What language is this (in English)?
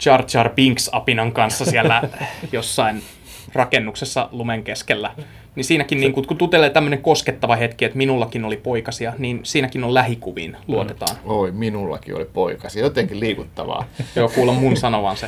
Finnish